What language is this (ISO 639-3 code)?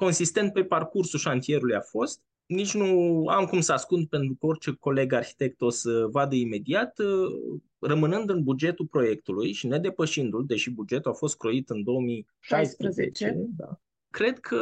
ron